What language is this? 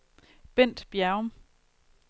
Danish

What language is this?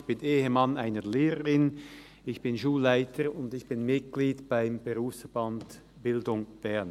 Swiss German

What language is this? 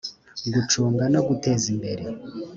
Kinyarwanda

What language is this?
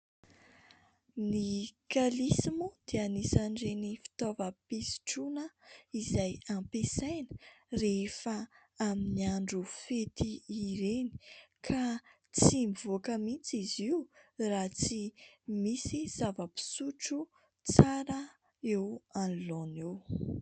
Malagasy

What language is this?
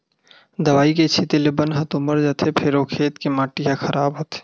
Chhattisgarhi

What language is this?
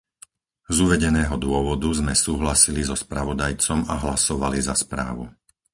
Slovak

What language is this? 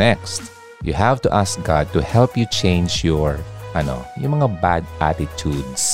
Filipino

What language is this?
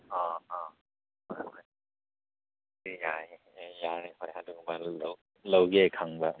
Manipuri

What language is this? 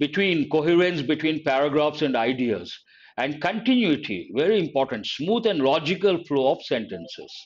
English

